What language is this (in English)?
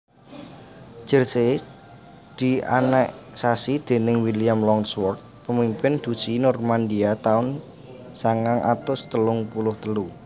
Javanese